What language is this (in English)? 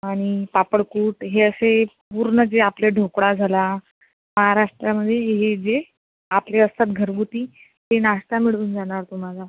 Marathi